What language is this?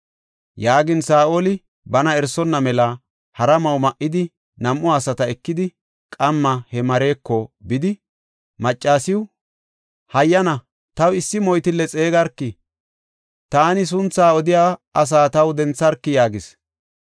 Gofa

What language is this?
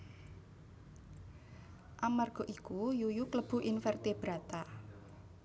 Javanese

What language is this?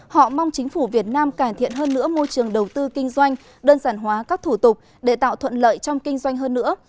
Vietnamese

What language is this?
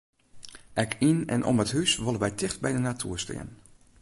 Western Frisian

